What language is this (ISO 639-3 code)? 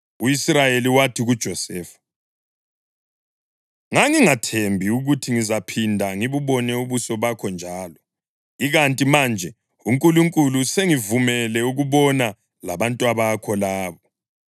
nde